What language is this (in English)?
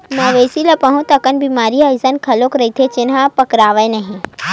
Chhattisgarhi